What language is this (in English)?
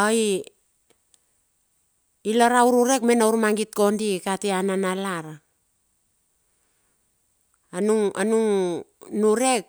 Bilur